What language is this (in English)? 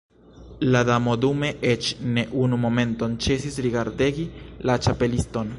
Esperanto